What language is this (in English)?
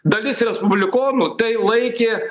Lithuanian